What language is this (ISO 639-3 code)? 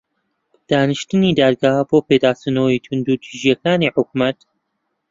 ckb